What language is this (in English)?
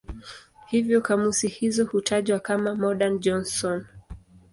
Swahili